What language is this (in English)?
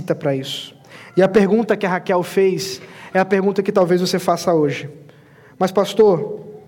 Portuguese